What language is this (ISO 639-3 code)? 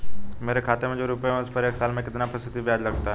hin